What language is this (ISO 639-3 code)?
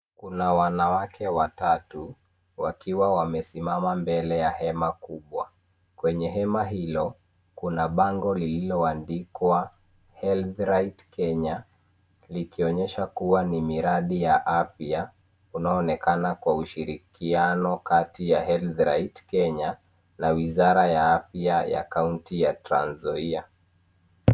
swa